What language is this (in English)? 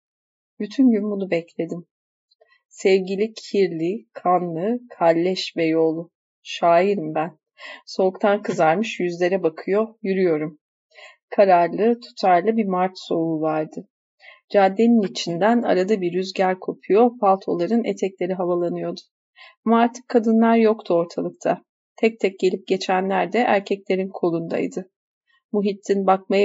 Turkish